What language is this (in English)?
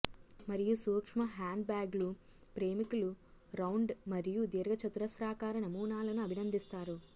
Telugu